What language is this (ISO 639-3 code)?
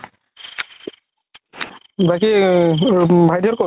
asm